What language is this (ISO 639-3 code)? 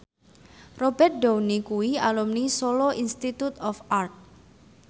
jav